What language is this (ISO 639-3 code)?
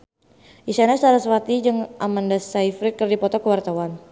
sun